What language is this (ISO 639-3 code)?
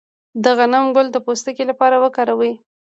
pus